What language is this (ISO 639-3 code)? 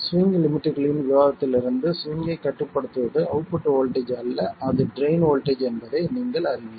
tam